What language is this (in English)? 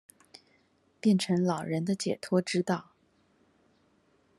Chinese